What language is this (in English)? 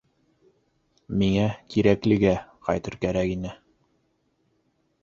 Bashkir